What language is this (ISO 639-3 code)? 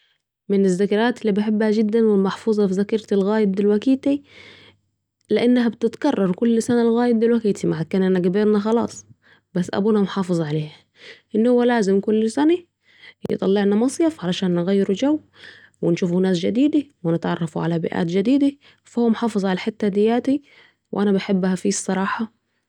aec